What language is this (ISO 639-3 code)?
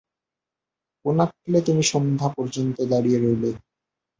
ben